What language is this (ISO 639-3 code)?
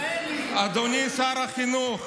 heb